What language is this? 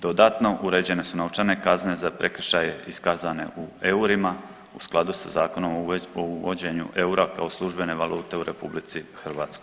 Croatian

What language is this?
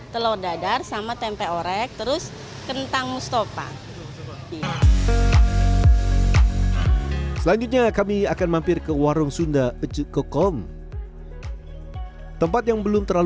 Indonesian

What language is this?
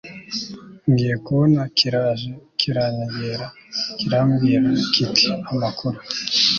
Kinyarwanda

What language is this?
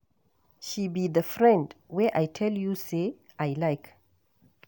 Nigerian Pidgin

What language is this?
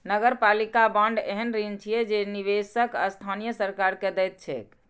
Maithili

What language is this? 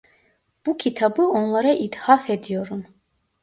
Turkish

